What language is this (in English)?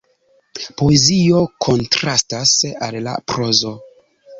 Esperanto